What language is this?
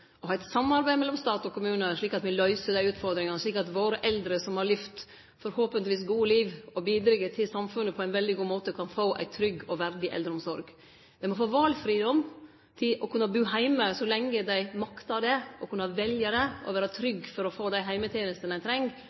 Norwegian Nynorsk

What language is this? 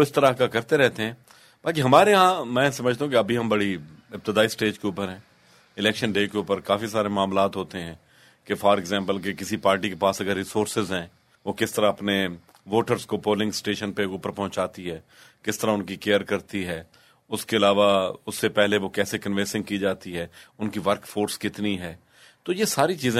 Urdu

